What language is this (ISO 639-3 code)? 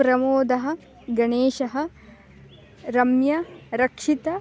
san